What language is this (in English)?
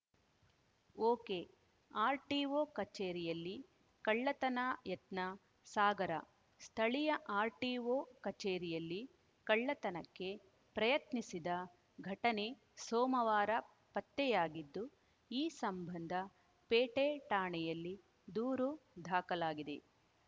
Kannada